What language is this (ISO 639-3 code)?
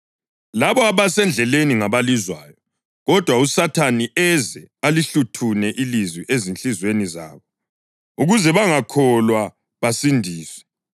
nde